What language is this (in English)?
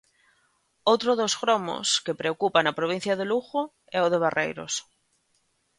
Galician